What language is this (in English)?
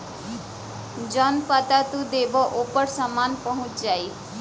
Bhojpuri